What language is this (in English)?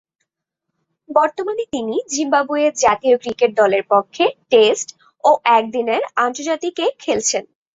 Bangla